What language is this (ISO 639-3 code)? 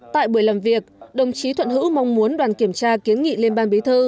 vie